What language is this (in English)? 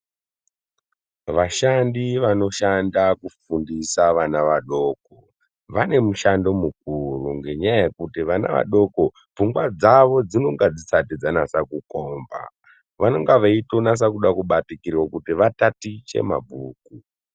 Ndau